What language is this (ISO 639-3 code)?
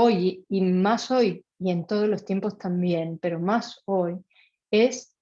spa